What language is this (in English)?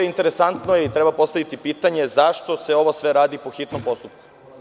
Serbian